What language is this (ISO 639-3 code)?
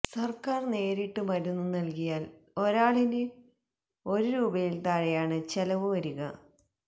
mal